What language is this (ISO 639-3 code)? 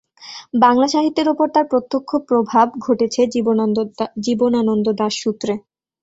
ben